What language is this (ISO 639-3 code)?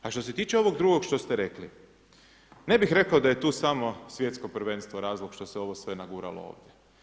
hrv